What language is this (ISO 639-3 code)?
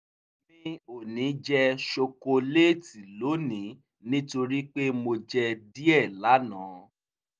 yor